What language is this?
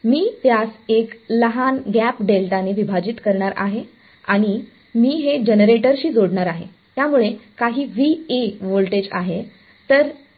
Marathi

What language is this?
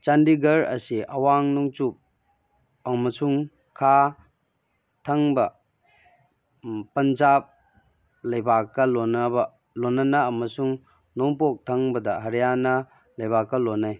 Manipuri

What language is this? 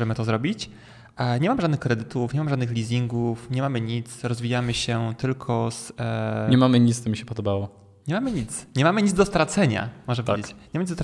Polish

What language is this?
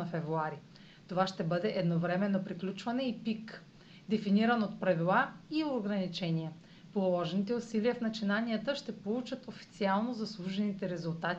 Bulgarian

